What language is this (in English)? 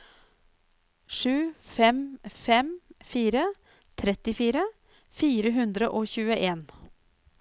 Norwegian